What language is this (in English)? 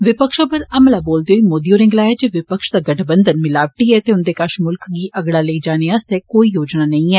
Dogri